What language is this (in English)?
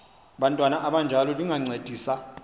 Xhosa